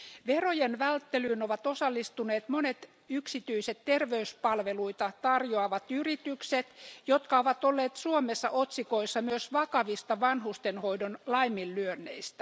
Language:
Finnish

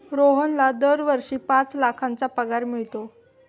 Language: Marathi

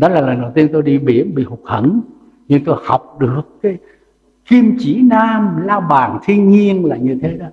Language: Vietnamese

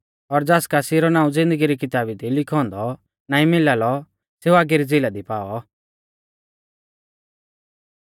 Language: Mahasu Pahari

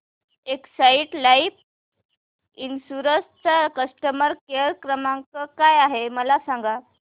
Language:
Marathi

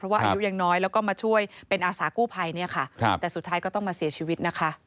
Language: Thai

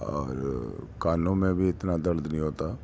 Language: Urdu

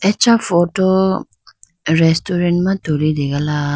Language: Idu-Mishmi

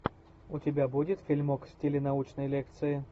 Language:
Russian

